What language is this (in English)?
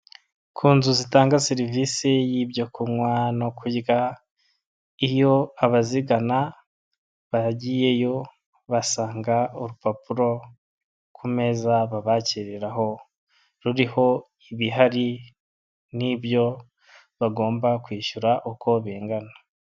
Kinyarwanda